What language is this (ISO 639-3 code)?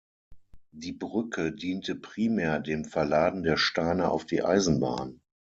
deu